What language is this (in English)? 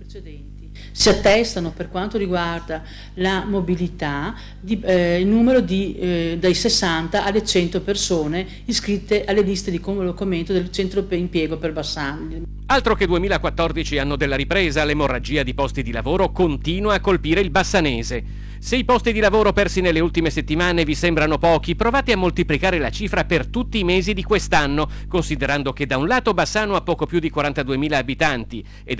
Italian